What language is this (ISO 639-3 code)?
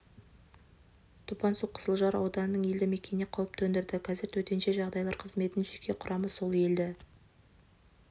kaz